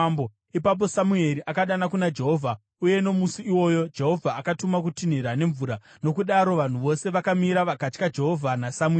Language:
Shona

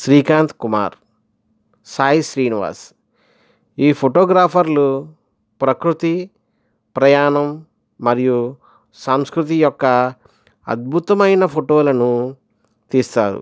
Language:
Telugu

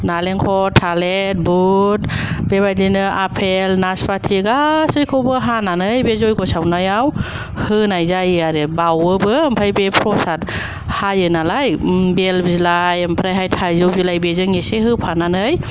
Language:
Bodo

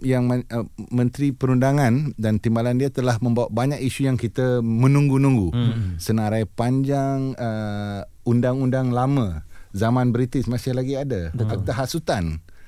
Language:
Malay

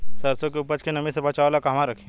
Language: Bhojpuri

